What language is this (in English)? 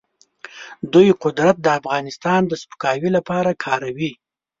Pashto